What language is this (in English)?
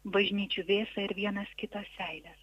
Lithuanian